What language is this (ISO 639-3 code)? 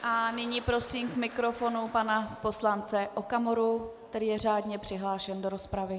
ces